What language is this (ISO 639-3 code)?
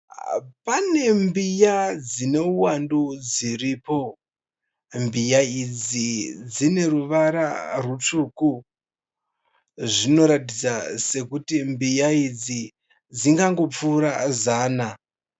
sna